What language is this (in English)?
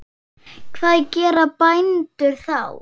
Icelandic